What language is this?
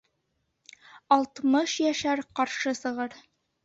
Bashkir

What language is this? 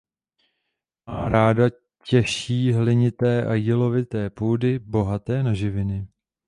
Czech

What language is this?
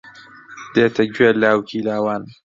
Central Kurdish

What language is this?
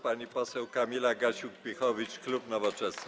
Polish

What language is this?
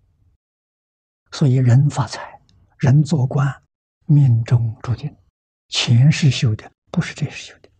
Chinese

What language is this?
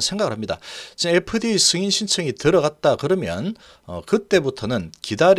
Korean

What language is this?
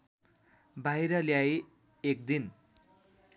Nepali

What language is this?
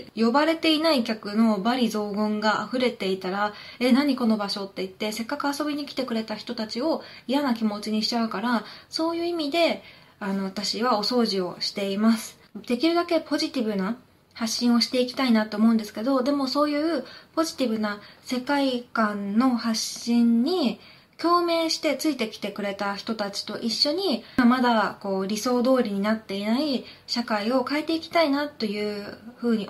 Japanese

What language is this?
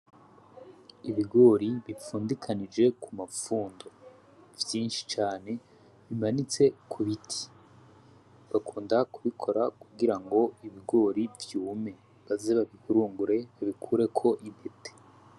Rundi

